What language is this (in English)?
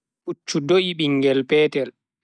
Bagirmi Fulfulde